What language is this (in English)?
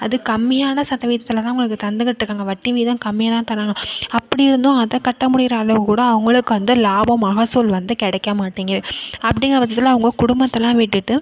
Tamil